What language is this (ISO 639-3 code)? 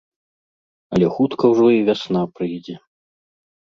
bel